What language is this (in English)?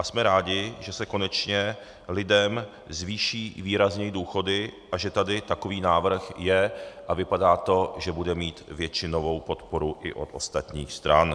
Czech